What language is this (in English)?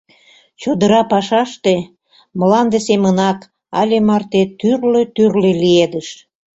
Mari